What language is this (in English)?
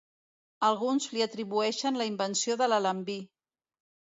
Catalan